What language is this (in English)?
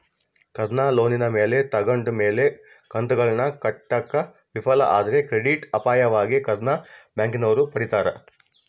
Kannada